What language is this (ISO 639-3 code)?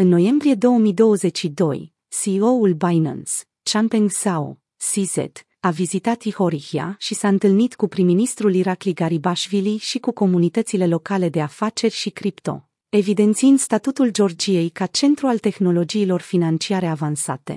ron